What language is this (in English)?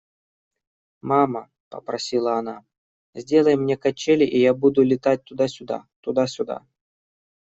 Russian